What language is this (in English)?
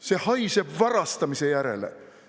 Estonian